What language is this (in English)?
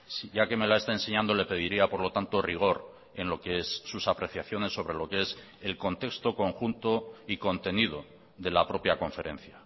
Spanish